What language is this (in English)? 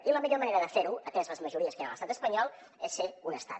Catalan